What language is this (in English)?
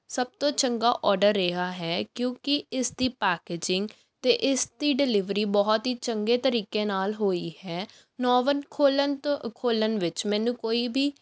Punjabi